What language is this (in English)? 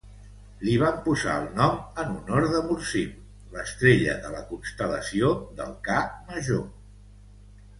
Catalan